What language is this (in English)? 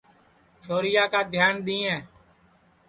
Sansi